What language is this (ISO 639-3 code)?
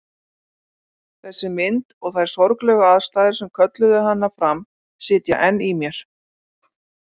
isl